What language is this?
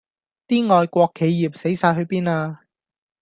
Cantonese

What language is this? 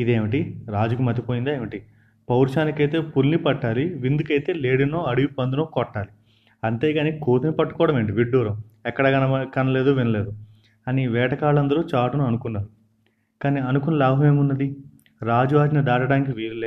Telugu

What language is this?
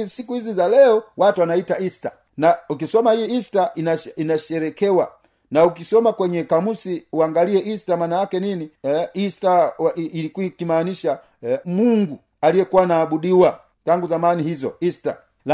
Swahili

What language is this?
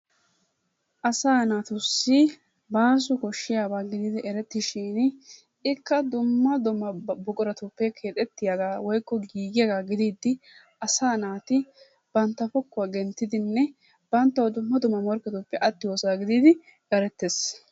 Wolaytta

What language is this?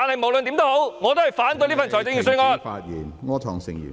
Cantonese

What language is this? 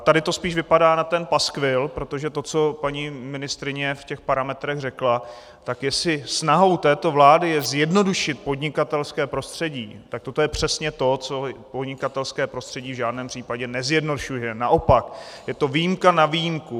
Czech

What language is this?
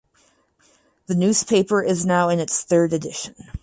English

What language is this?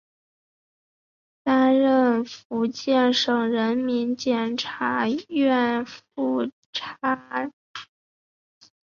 Chinese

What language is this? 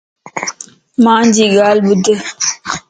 Lasi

